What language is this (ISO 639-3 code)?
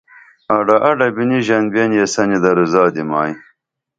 dml